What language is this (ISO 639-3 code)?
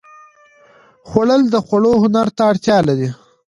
pus